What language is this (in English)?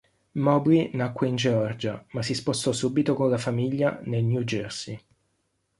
Italian